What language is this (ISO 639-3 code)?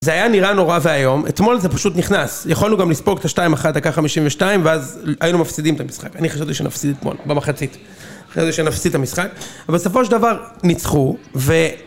heb